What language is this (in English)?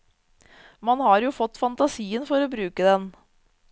Norwegian